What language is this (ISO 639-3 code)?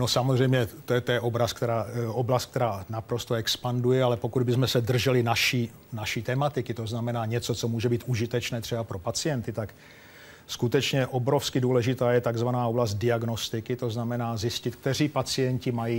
ces